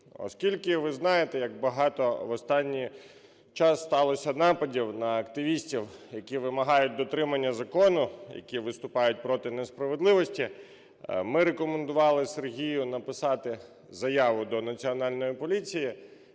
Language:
Ukrainian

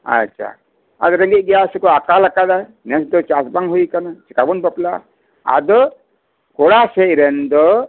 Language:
Santali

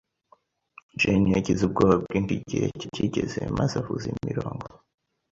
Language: Kinyarwanda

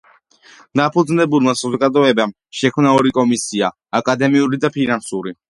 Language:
Georgian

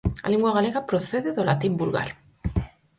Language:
Galician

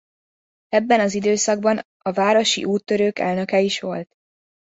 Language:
Hungarian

